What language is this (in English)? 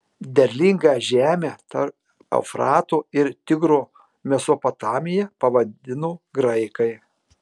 Lithuanian